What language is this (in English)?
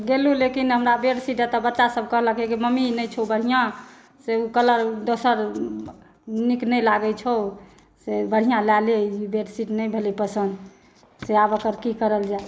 Maithili